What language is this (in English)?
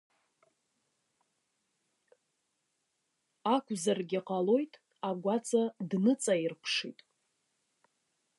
Abkhazian